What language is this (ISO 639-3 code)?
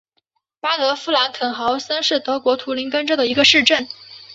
zho